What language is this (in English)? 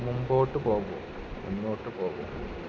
Malayalam